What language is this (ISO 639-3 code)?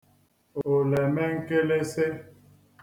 ibo